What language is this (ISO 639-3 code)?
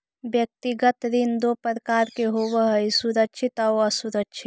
mag